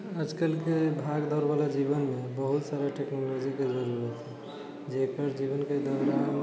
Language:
Maithili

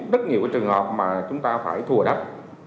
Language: Vietnamese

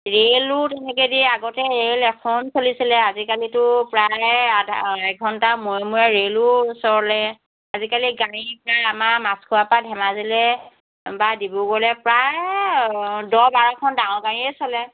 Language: Assamese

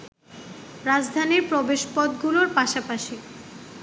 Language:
Bangla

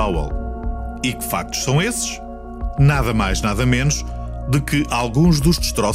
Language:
Portuguese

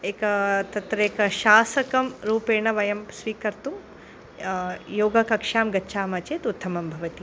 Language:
Sanskrit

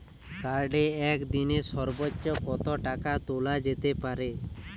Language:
Bangla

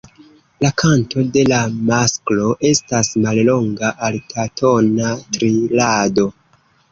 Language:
Esperanto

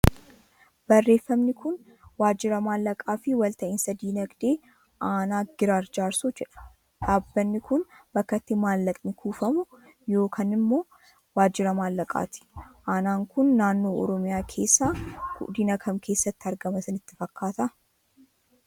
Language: Oromo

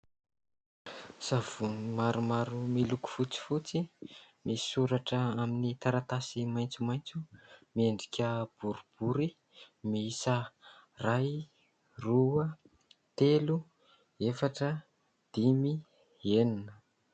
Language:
Malagasy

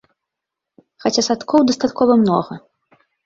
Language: Belarusian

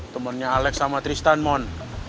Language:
Indonesian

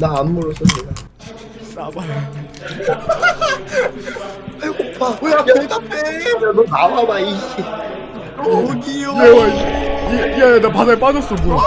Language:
Korean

